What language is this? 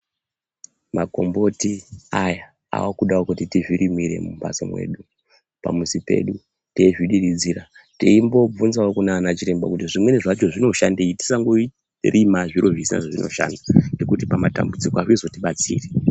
Ndau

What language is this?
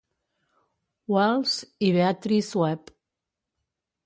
Catalan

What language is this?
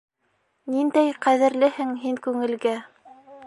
Bashkir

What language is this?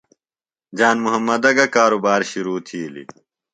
Phalura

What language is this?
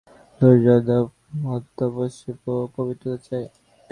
Bangla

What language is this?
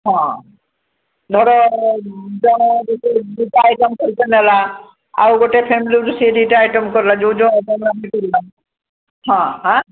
Odia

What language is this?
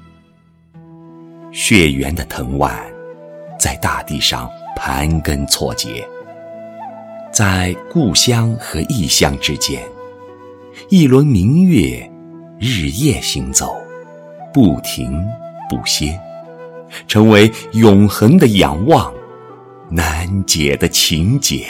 Chinese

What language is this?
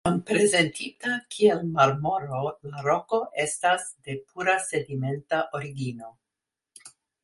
Esperanto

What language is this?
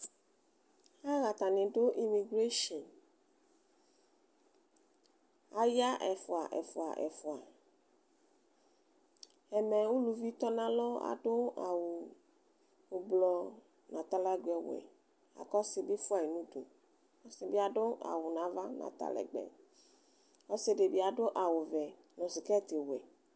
Ikposo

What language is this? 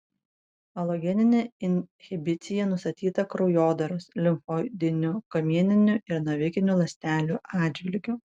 Lithuanian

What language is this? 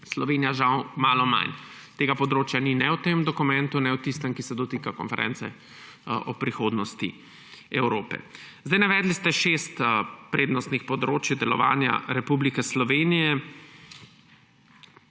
Slovenian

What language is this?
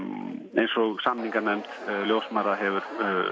Icelandic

